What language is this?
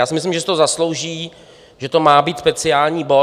Czech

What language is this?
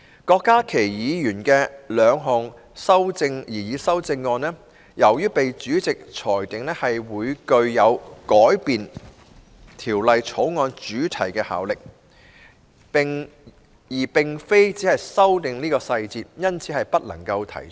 Cantonese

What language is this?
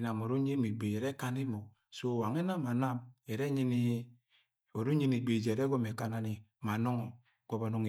Agwagwune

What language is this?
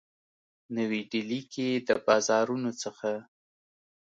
Pashto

